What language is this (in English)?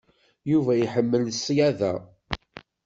Kabyle